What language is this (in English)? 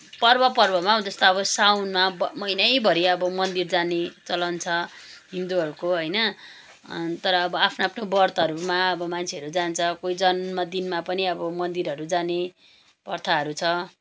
Nepali